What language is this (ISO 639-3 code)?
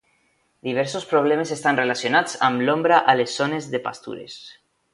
cat